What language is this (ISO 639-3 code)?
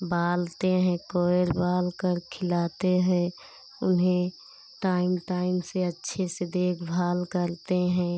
hin